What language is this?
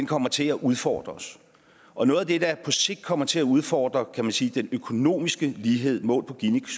Danish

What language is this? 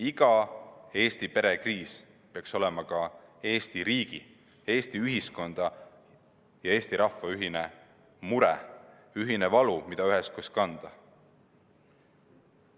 Estonian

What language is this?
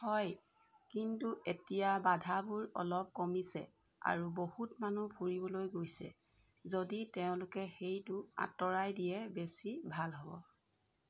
Assamese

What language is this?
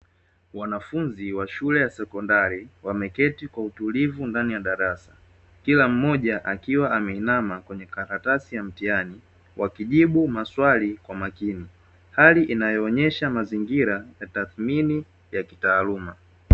Swahili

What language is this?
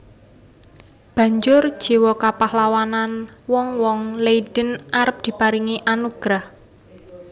Javanese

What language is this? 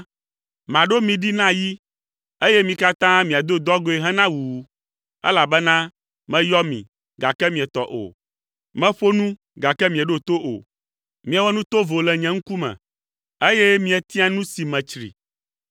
Ewe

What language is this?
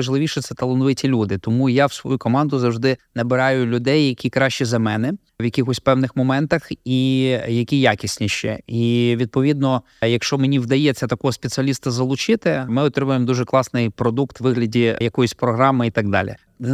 Ukrainian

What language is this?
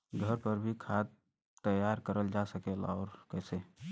Bhojpuri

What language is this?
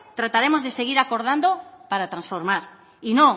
Spanish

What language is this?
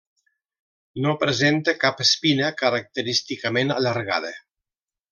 Catalan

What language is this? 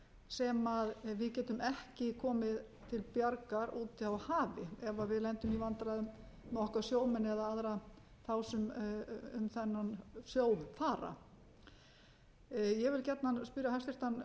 Icelandic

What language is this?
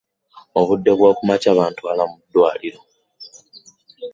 Ganda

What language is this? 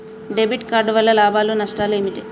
Telugu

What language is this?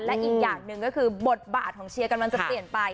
Thai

